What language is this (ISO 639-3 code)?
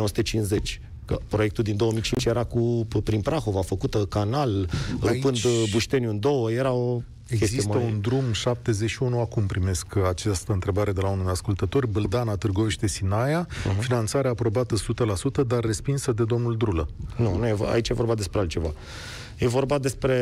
ron